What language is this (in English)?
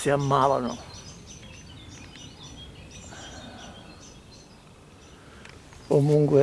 Italian